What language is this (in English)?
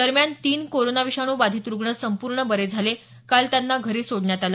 Marathi